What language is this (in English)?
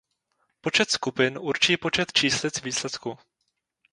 Czech